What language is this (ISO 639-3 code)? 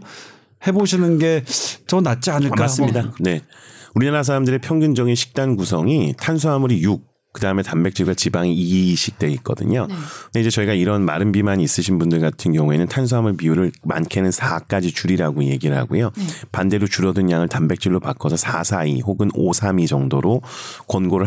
kor